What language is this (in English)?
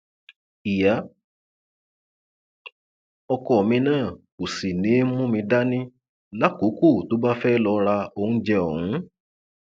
Yoruba